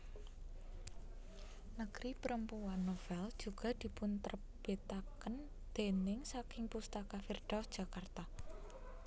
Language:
Javanese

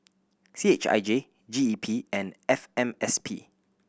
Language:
English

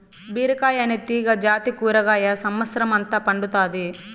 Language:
Telugu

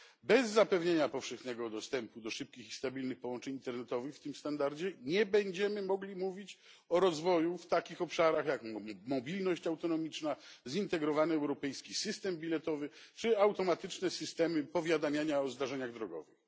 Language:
Polish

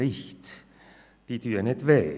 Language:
Swiss German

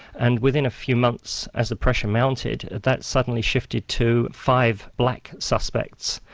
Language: English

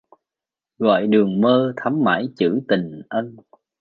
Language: Vietnamese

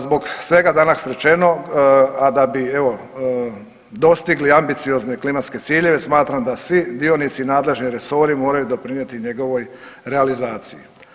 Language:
Croatian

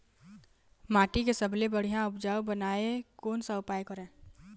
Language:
Chhattisgarhi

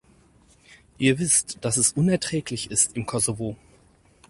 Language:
German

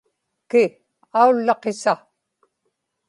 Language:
Inupiaq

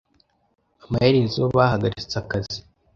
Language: Kinyarwanda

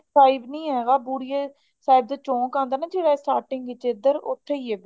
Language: Punjabi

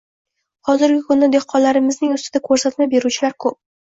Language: Uzbek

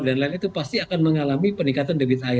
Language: Indonesian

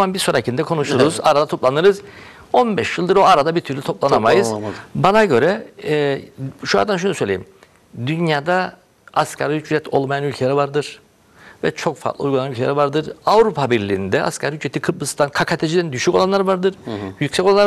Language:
Turkish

